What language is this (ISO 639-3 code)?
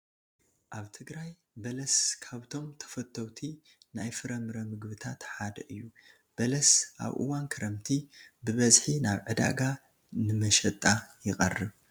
tir